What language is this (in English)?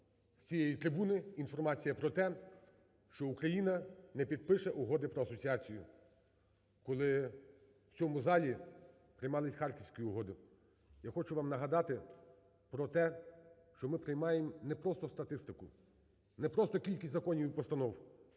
Ukrainian